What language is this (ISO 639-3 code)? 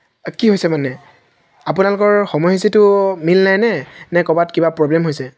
asm